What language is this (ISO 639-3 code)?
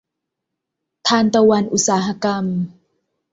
tha